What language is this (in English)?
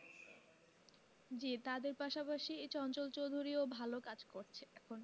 Bangla